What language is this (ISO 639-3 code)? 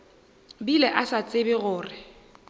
nso